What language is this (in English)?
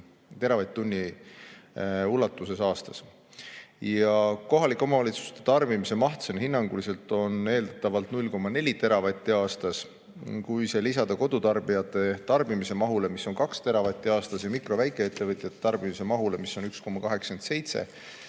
Estonian